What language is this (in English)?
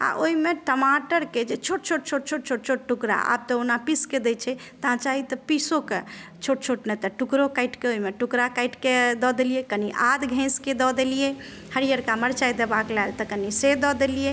Maithili